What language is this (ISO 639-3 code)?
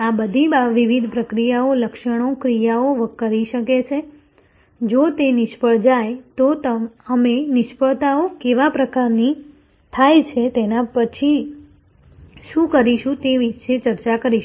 guj